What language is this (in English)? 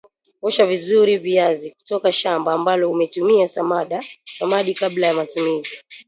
Swahili